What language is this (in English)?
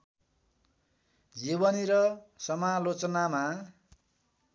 Nepali